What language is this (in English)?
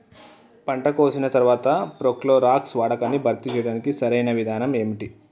Telugu